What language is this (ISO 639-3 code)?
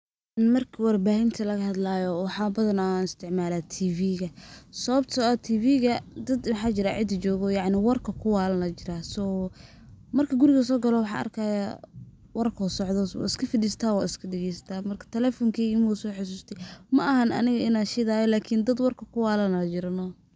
som